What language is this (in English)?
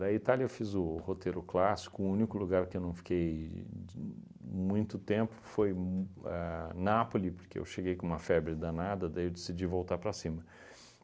Portuguese